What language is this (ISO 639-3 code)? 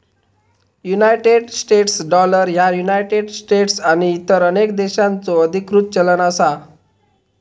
mar